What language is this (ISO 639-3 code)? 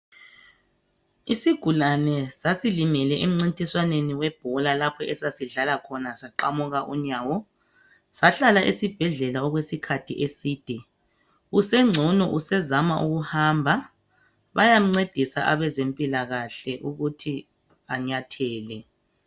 nde